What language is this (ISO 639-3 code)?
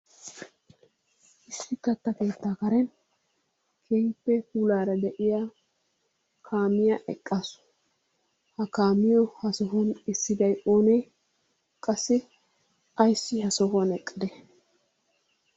wal